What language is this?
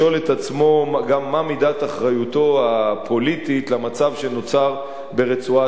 Hebrew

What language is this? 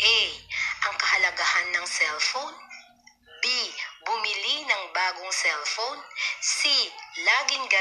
Filipino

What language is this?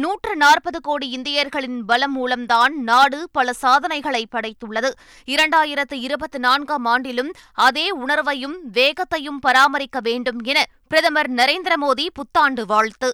Tamil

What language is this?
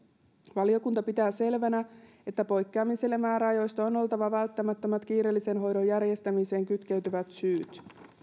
Finnish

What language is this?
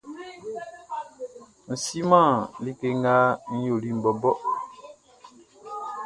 Baoulé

